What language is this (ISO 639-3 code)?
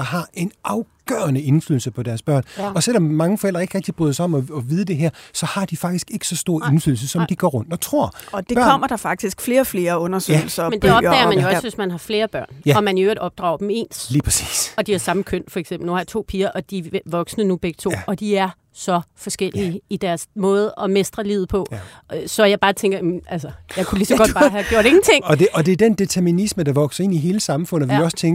dan